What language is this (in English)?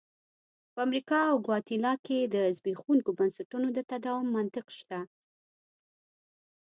Pashto